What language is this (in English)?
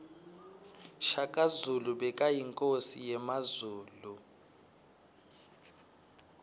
Swati